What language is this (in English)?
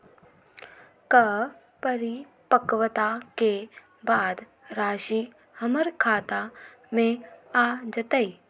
Magahi